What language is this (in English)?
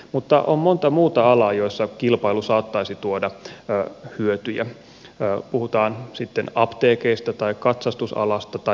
Finnish